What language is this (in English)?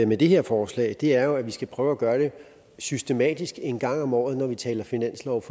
Danish